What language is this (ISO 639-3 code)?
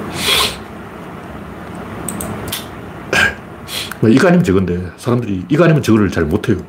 kor